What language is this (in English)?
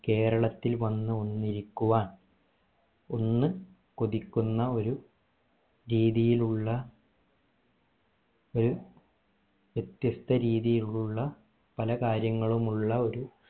Malayalam